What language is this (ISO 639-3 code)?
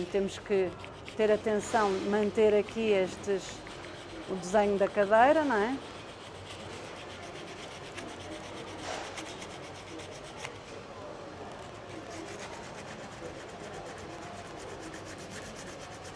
por